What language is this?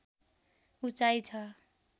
Nepali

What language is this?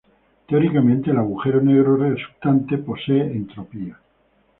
Spanish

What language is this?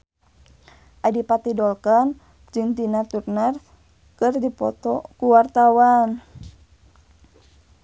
Sundanese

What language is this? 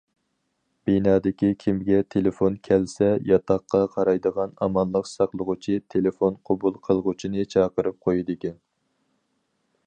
Uyghur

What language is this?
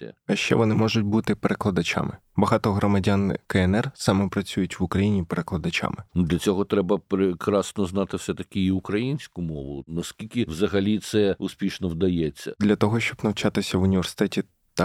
Ukrainian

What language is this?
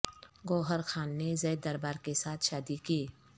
Urdu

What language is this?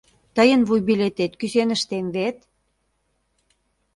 Mari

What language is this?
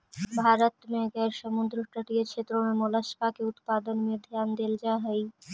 Magahi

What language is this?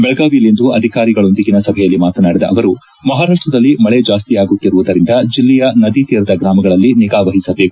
Kannada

